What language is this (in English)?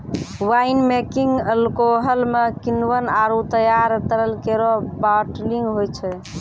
Maithili